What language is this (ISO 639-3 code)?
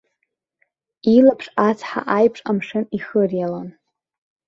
abk